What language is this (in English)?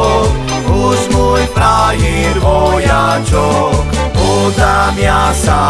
Slovak